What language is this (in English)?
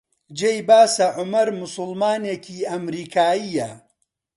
Central Kurdish